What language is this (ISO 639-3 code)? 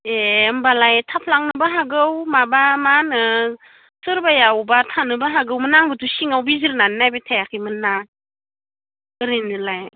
brx